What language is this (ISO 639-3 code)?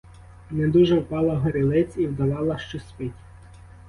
ukr